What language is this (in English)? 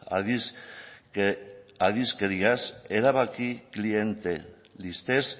Basque